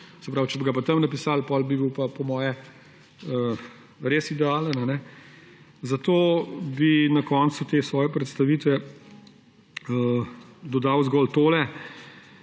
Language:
Slovenian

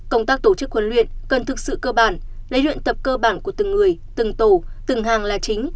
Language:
Vietnamese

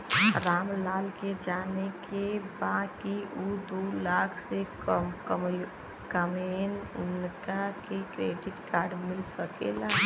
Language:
Bhojpuri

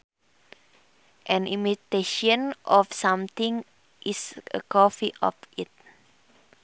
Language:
Sundanese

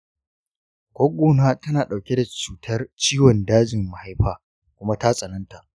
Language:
Hausa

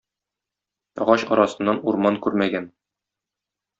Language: Tatar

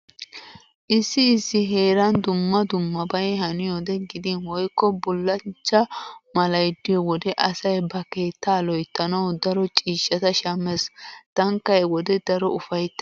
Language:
Wolaytta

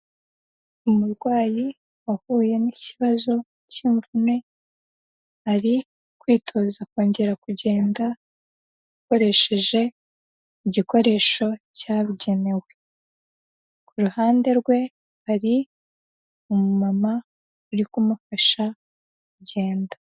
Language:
Kinyarwanda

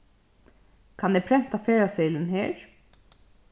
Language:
Faroese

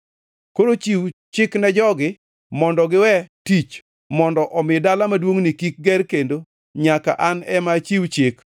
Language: Luo (Kenya and Tanzania)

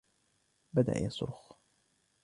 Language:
Arabic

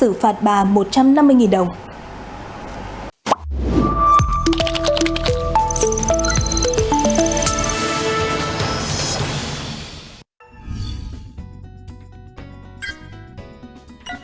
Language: Vietnamese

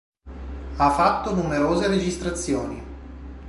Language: Italian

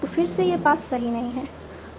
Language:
Hindi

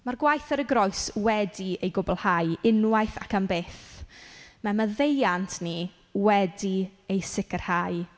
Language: Welsh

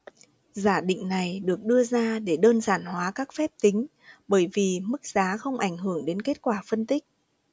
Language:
Vietnamese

